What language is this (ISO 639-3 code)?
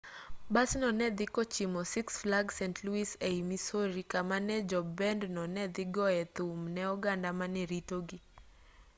luo